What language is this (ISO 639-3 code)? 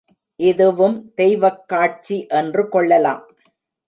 tam